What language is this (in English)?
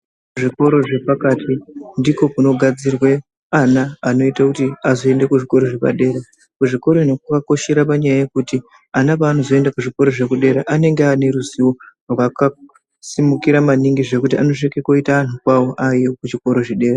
Ndau